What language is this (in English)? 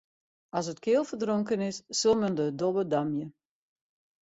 Western Frisian